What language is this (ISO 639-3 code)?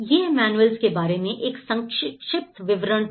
hin